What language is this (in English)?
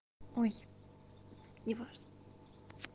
Russian